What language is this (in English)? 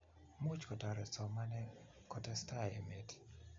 Kalenjin